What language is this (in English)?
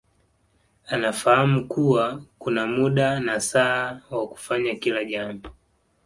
Swahili